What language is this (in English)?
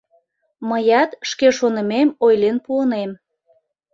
Mari